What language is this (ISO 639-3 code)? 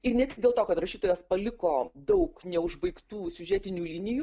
lit